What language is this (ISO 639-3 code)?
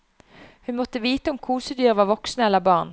nor